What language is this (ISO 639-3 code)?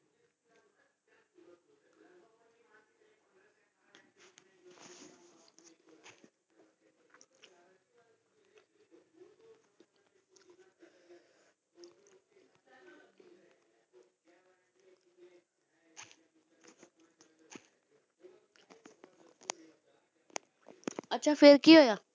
pan